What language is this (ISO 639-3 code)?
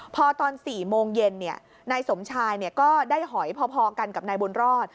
tha